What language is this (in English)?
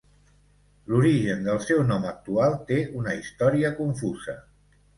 Catalan